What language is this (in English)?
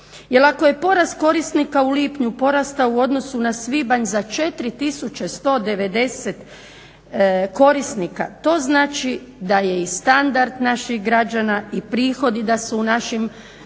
Croatian